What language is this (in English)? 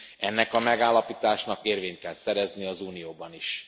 Hungarian